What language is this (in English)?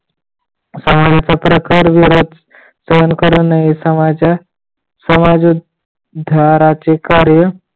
Marathi